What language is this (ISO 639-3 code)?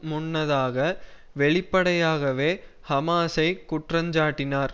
tam